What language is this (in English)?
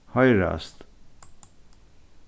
Faroese